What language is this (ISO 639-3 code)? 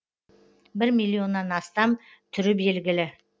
kaz